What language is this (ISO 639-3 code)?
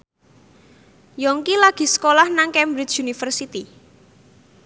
jav